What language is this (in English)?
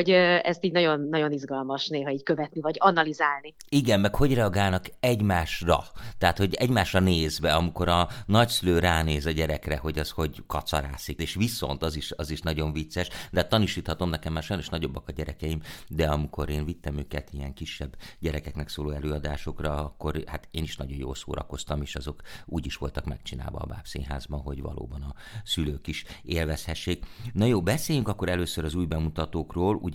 Hungarian